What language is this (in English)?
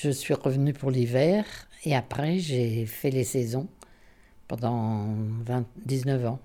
French